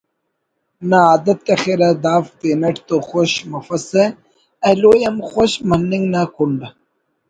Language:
Brahui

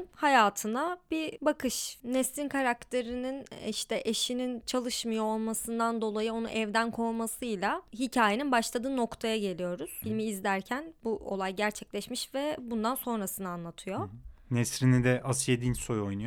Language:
Turkish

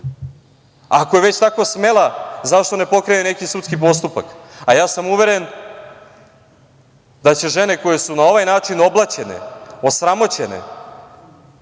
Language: Serbian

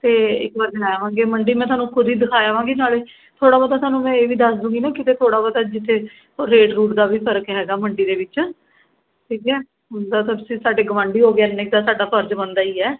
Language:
Punjabi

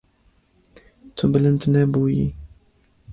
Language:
Kurdish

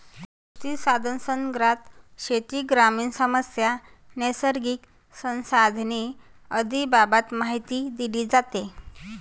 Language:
Marathi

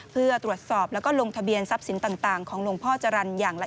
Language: Thai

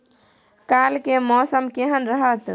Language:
Maithili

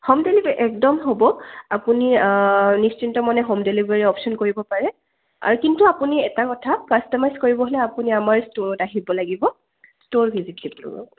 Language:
Assamese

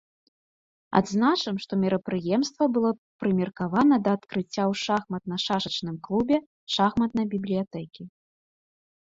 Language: Belarusian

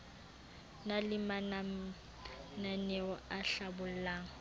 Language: Southern Sotho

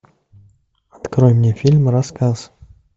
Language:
Russian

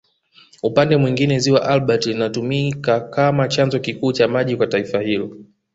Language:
Swahili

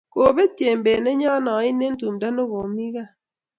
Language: Kalenjin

